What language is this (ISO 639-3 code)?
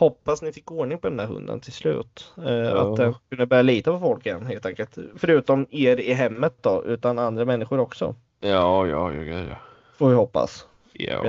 swe